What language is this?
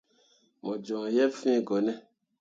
Mundang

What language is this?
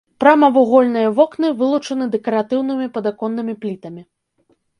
Belarusian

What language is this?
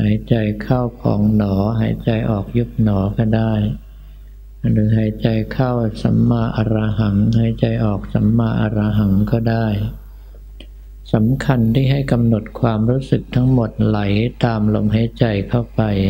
Thai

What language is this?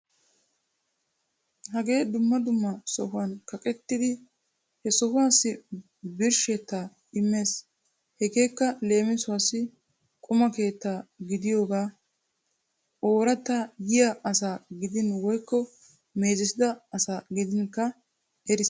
Wolaytta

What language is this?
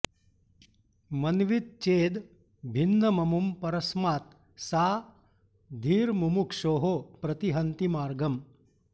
Sanskrit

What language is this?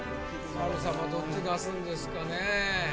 Japanese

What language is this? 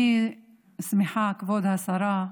Hebrew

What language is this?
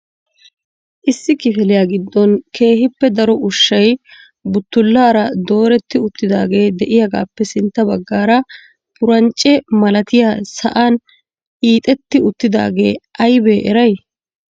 Wolaytta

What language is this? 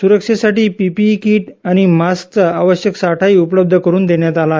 Marathi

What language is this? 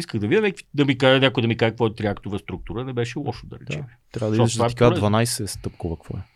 Bulgarian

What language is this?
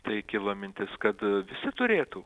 Lithuanian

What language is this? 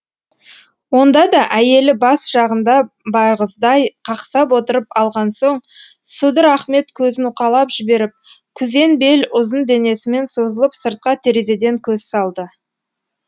Kazakh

